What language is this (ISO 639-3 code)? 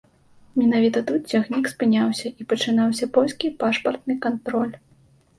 bel